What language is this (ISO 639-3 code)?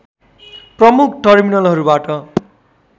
nep